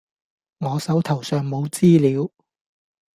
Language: Cantonese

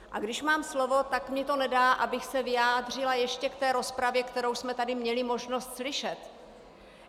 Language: Czech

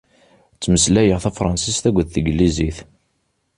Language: Kabyle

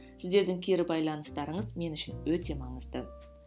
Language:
Kazakh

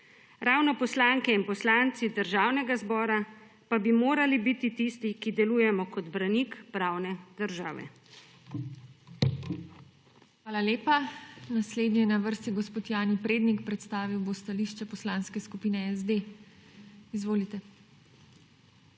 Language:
Slovenian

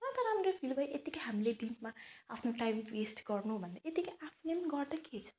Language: Nepali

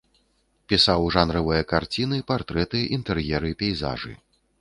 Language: Belarusian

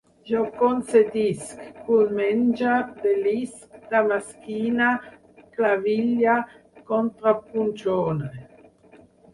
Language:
Catalan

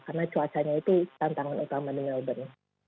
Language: Indonesian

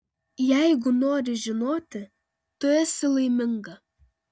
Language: Lithuanian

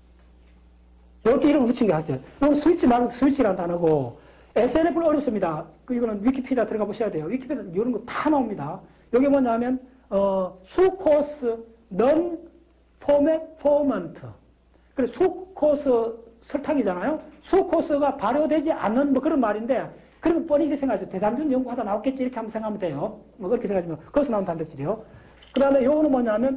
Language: Korean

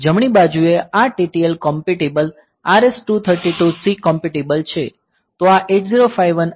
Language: Gujarati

